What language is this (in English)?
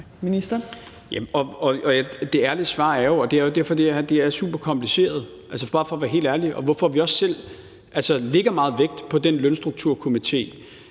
Danish